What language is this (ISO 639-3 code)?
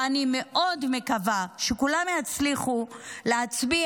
heb